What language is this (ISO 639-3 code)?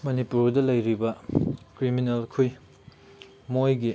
mni